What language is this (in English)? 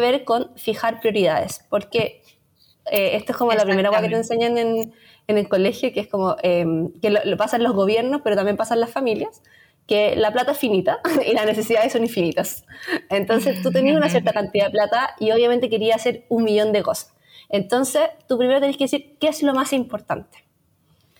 Spanish